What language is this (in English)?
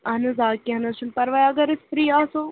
Kashmiri